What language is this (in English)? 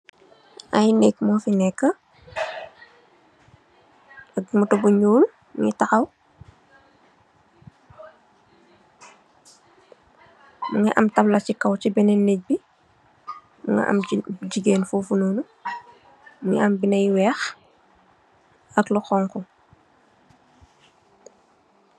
Wolof